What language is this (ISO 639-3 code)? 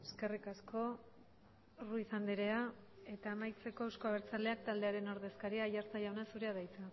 eus